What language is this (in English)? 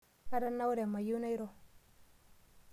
Masai